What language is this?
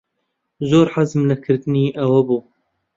Central Kurdish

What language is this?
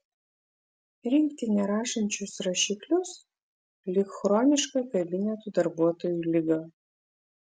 Lithuanian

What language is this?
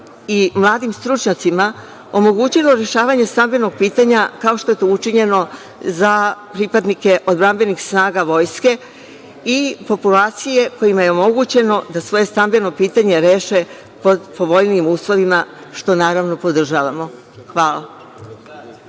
Serbian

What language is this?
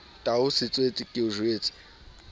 Southern Sotho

